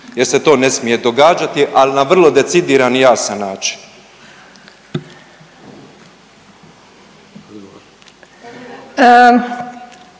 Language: Croatian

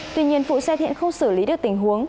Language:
Vietnamese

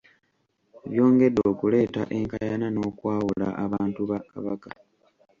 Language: Ganda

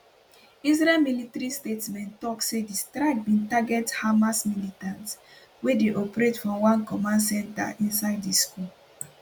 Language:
Nigerian Pidgin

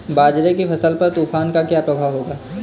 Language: Hindi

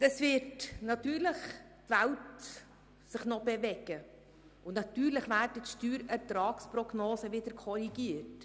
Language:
Swiss German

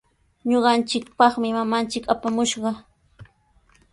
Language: Sihuas Ancash Quechua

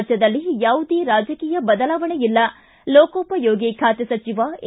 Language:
Kannada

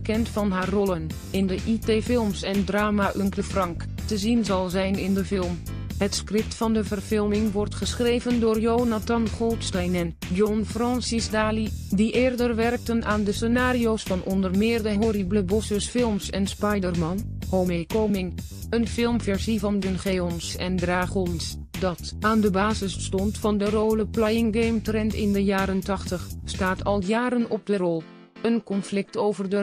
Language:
Dutch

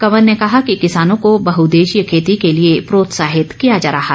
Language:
Hindi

